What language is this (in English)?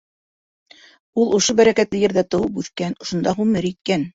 Bashkir